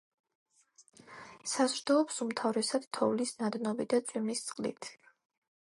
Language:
Georgian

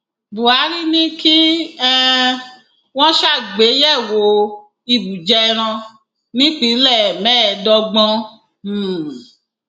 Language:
Yoruba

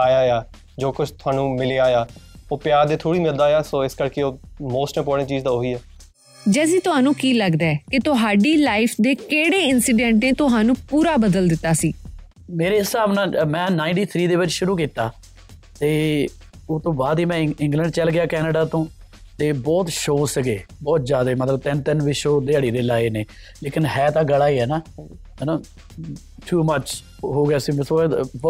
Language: Punjabi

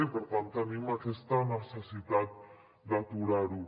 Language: Catalan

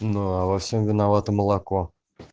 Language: Russian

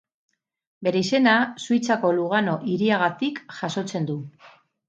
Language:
Basque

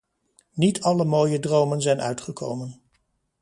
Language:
Dutch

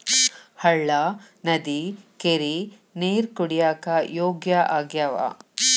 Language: Kannada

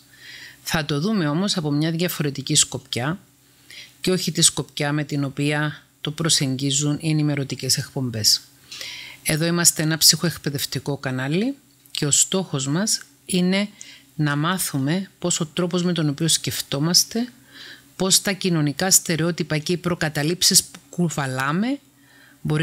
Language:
Greek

